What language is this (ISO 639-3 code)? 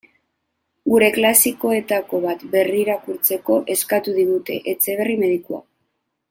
eus